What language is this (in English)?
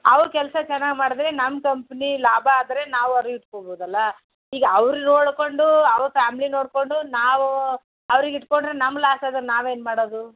Kannada